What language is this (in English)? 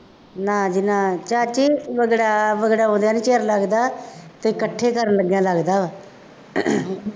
Punjabi